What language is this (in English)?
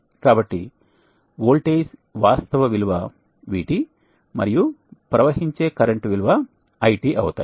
Telugu